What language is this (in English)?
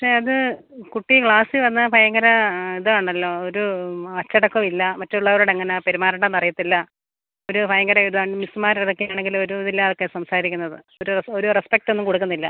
Malayalam